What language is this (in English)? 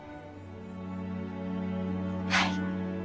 Japanese